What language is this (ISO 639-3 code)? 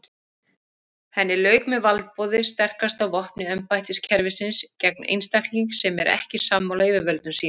isl